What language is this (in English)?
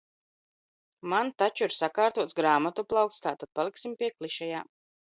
Latvian